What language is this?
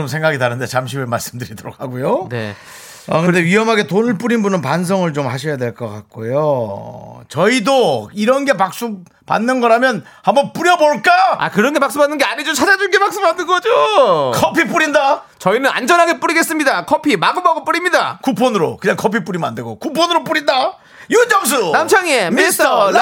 Korean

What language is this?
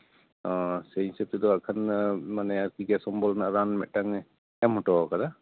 Santali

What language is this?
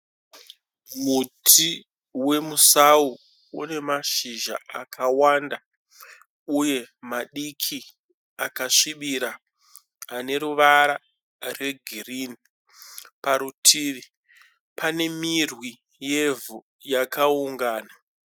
Shona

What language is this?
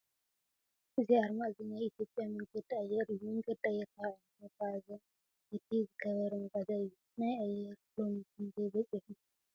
Tigrinya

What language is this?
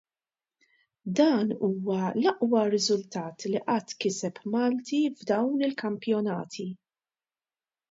Maltese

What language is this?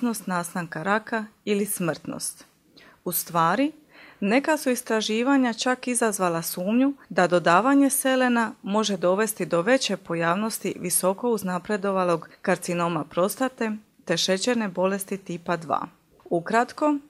Croatian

